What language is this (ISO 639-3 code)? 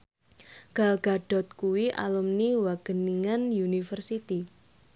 jav